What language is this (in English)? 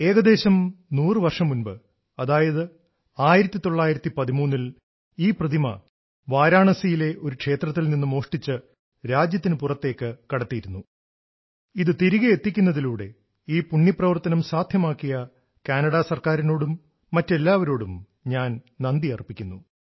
Malayalam